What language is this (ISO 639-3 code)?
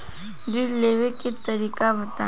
bho